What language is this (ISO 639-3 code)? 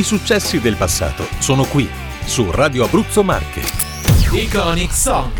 ita